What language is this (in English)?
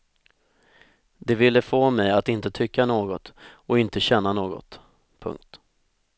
Swedish